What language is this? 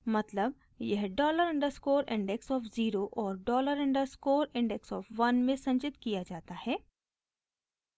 Hindi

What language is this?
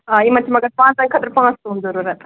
Kashmiri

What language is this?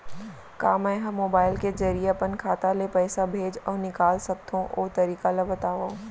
Chhattisgarhi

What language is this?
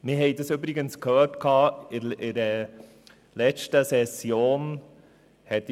Swiss German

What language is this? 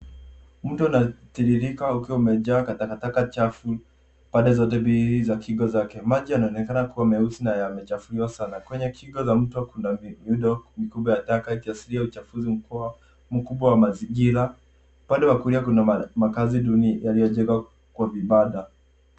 Swahili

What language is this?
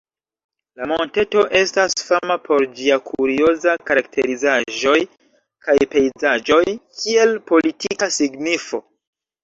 Esperanto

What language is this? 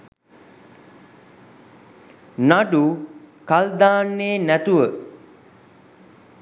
Sinhala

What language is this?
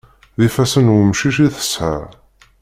Kabyle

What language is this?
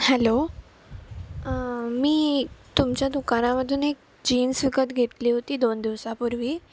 Marathi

